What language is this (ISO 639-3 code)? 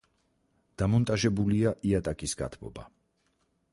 kat